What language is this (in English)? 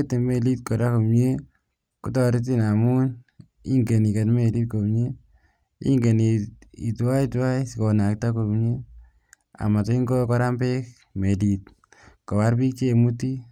Kalenjin